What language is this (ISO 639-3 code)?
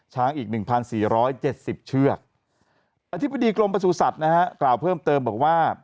tha